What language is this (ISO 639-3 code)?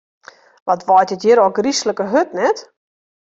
fry